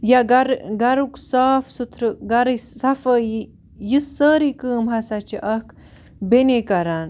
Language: Kashmiri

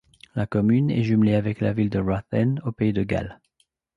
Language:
French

